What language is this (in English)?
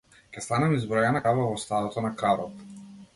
Macedonian